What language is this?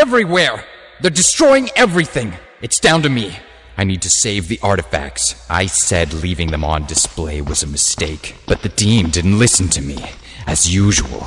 English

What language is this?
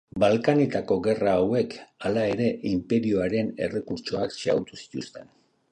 Basque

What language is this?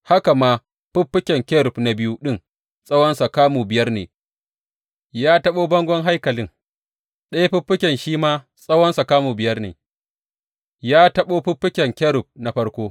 Hausa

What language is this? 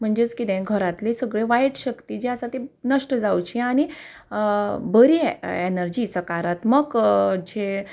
Konkani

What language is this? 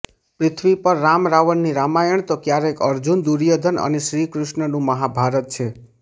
Gujarati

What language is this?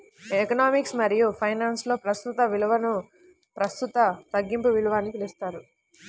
Telugu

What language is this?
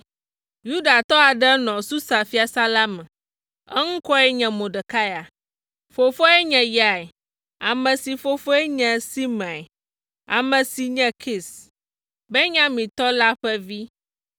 Ewe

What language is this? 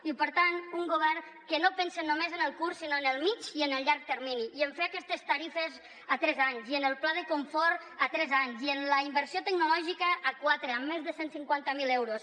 Catalan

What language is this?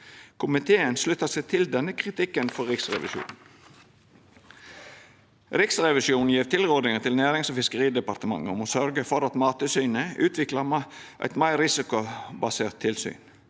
Norwegian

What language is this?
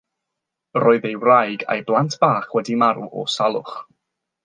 Welsh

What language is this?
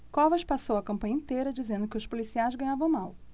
Portuguese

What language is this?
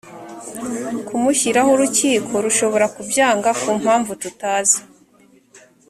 Kinyarwanda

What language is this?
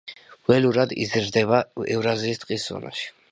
Georgian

